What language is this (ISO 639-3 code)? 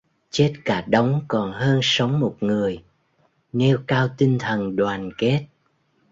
vie